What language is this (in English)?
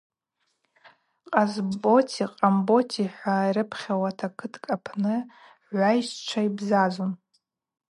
Abaza